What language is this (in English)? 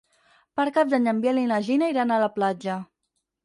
Catalan